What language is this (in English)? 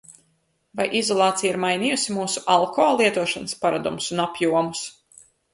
Latvian